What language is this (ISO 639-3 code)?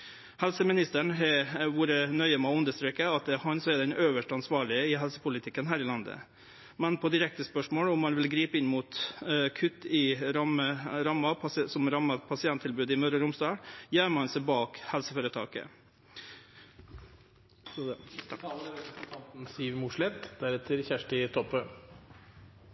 nno